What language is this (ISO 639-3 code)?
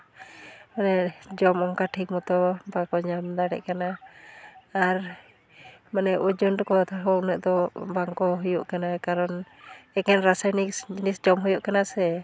sat